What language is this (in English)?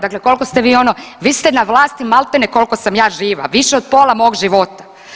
Croatian